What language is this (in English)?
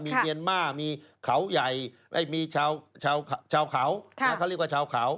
Thai